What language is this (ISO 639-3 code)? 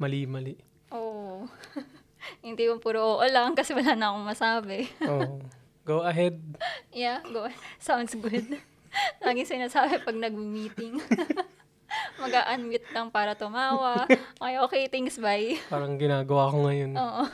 fil